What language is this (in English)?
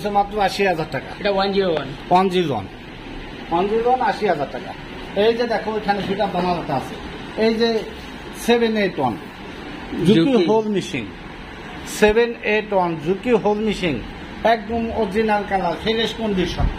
Bangla